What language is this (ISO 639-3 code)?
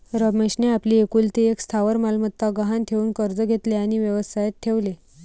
mar